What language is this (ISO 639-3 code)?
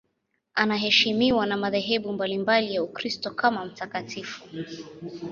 swa